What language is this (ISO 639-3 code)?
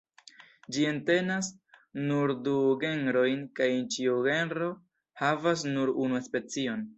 epo